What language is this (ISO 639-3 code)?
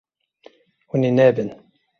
kur